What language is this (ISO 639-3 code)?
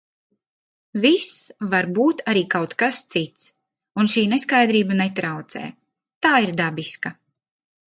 lav